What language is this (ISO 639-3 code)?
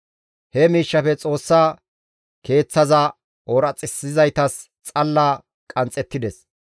gmv